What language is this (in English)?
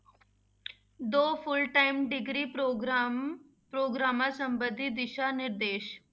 Punjabi